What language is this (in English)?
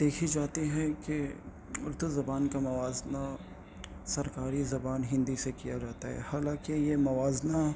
Urdu